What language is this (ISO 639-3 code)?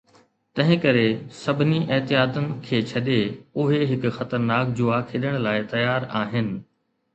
snd